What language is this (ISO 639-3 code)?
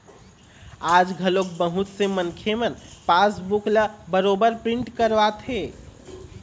hne